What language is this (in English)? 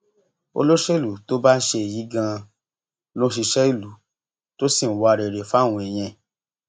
Yoruba